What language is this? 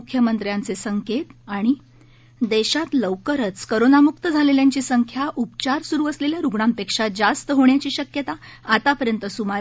Marathi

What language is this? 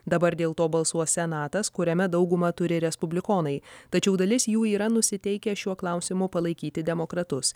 Lithuanian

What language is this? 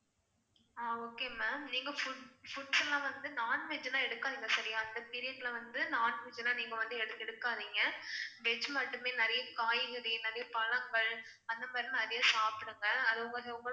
Tamil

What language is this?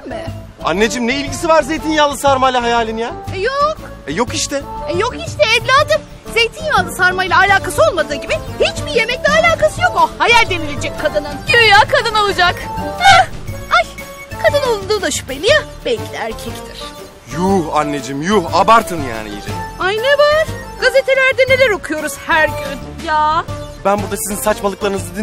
Turkish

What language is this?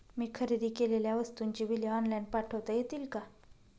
Marathi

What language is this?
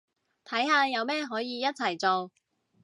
Cantonese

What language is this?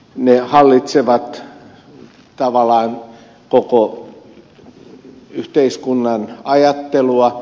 Finnish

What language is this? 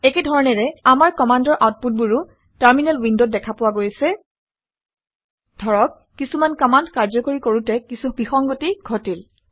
Assamese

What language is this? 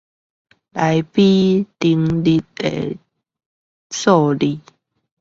Chinese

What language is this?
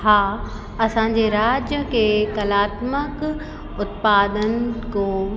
Sindhi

